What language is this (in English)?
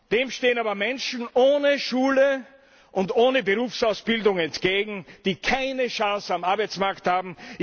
German